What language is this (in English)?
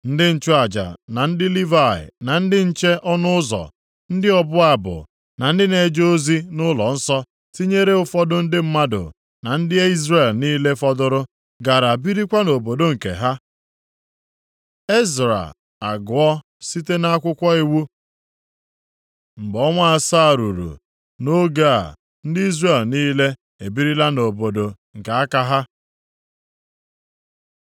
Igbo